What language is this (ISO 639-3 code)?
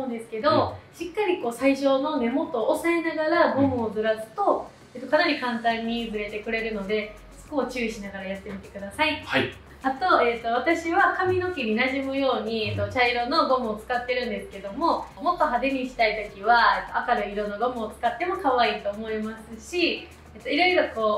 jpn